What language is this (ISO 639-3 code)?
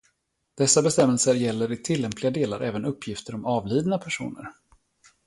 swe